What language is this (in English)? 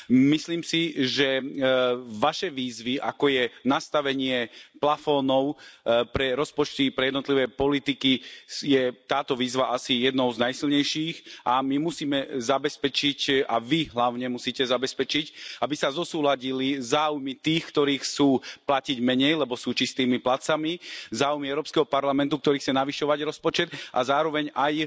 Slovak